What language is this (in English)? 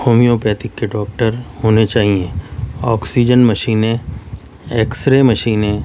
Urdu